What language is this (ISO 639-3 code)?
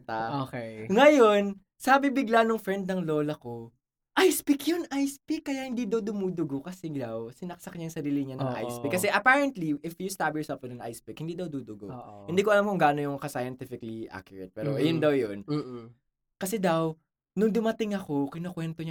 fil